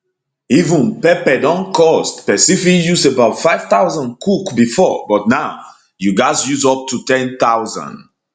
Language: Nigerian Pidgin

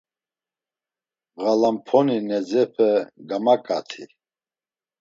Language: Laz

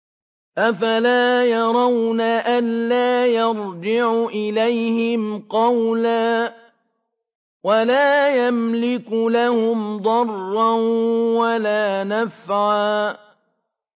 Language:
Arabic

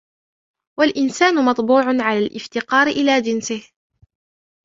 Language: Arabic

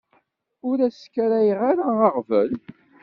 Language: Kabyle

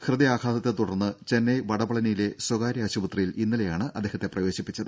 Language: Malayalam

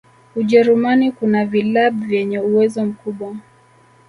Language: Swahili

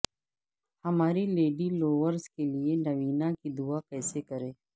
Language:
Urdu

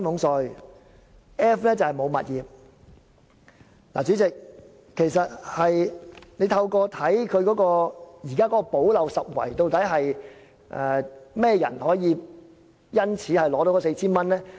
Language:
Cantonese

